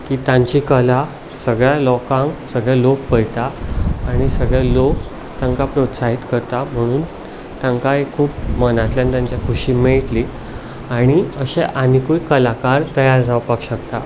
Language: Konkani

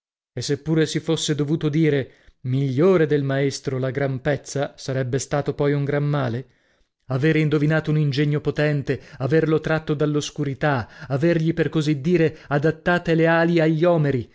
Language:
Italian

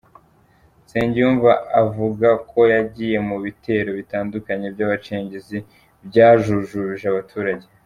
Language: Kinyarwanda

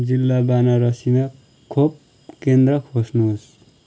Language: Nepali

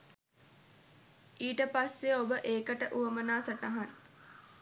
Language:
Sinhala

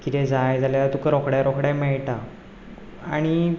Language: Konkani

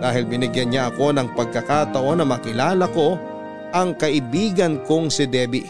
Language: Filipino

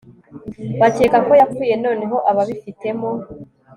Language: Kinyarwanda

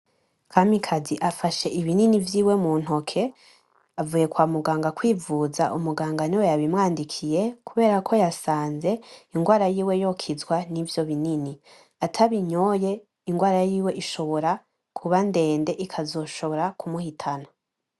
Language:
Rundi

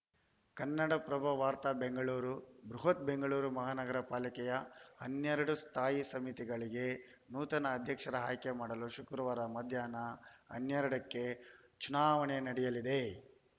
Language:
Kannada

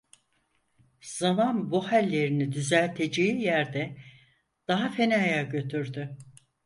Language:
Turkish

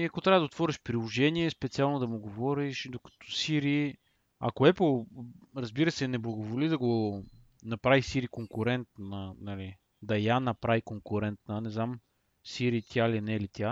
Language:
Bulgarian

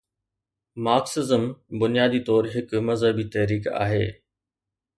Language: Sindhi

